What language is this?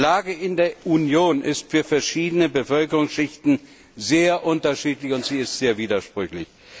German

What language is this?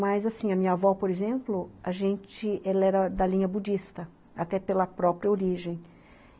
Portuguese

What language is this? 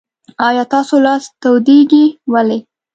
Pashto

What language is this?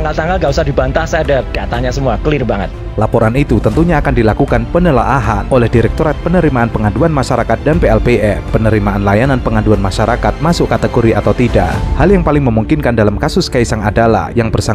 Indonesian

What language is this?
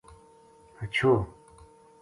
Gujari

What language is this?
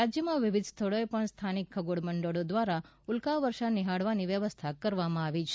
Gujarati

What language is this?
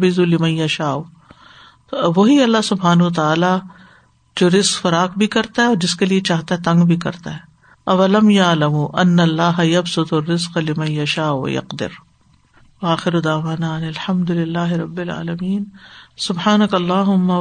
Urdu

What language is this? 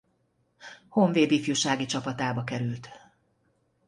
Hungarian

